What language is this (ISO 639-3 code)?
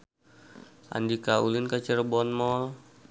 sun